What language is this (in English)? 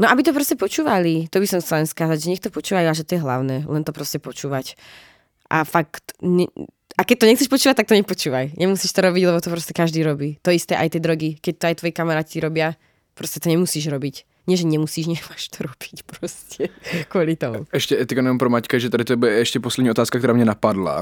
Czech